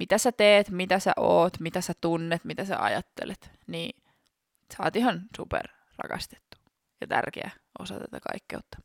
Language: Finnish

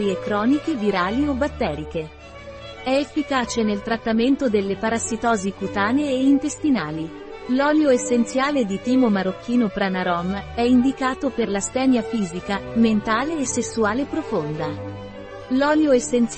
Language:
Italian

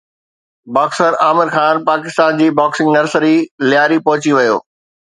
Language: Sindhi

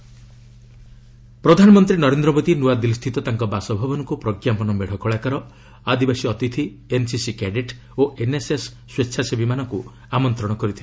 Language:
Odia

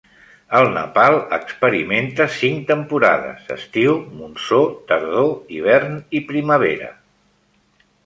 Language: Catalan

